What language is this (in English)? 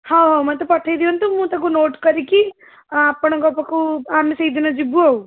Odia